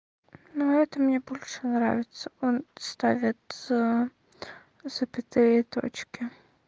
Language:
Russian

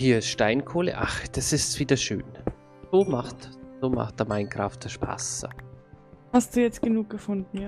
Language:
German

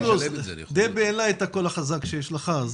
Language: Hebrew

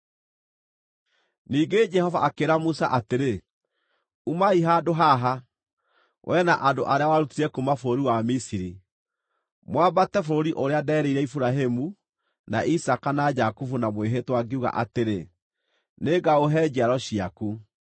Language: Kikuyu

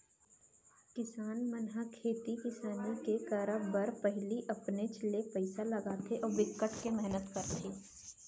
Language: Chhattisgarhi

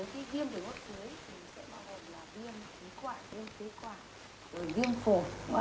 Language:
Vietnamese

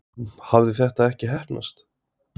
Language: Icelandic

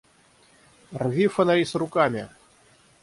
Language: Russian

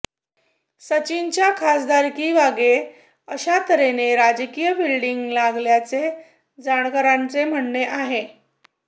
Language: Marathi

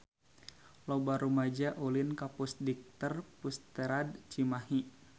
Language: Sundanese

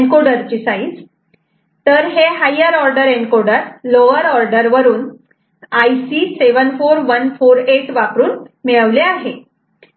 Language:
Marathi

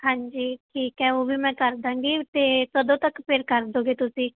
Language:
Punjabi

